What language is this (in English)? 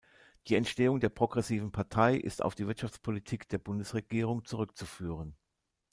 German